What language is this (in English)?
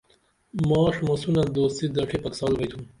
Dameli